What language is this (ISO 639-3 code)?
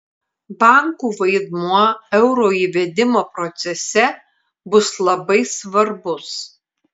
lit